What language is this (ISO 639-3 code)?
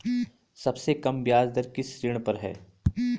hin